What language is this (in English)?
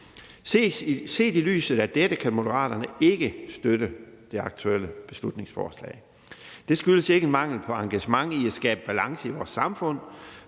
Danish